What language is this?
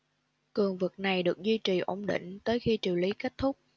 Vietnamese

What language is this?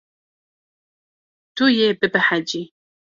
Kurdish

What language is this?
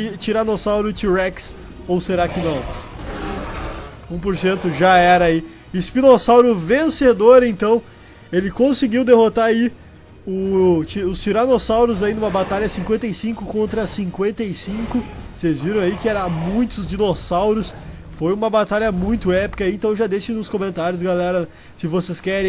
Portuguese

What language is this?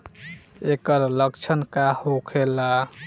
Bhojpuri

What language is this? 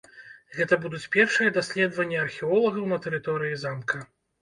Belarusian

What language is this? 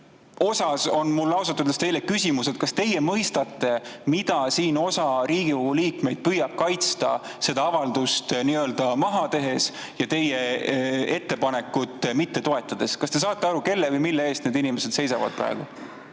Estonian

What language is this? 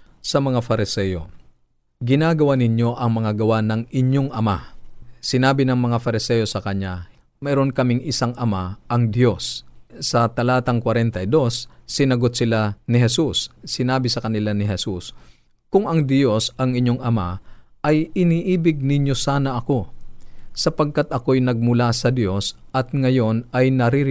Filipino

